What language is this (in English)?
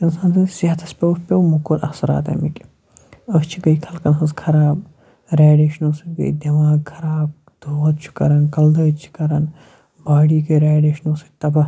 Kashmiri